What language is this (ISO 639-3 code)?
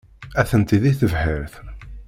kab